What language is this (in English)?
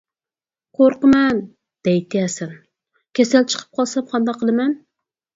Uyghur